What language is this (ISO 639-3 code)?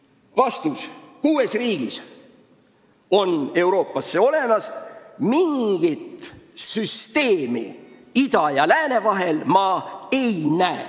est